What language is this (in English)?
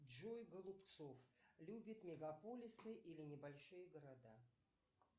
Russian